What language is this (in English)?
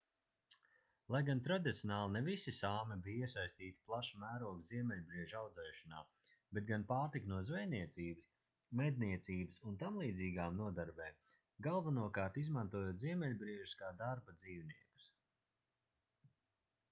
Latvian